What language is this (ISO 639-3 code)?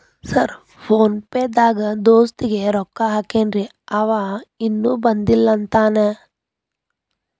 kan